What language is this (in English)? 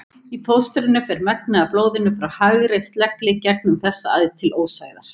Icelandic